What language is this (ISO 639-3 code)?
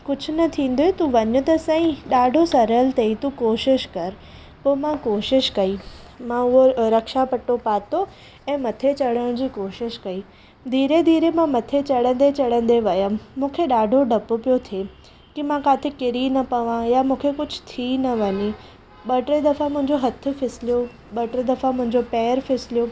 snd